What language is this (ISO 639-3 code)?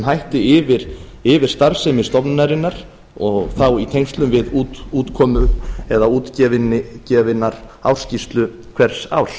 isl